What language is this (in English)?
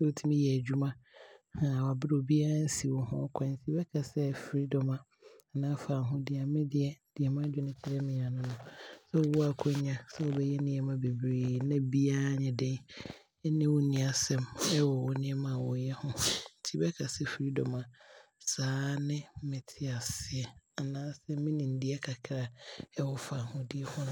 Abron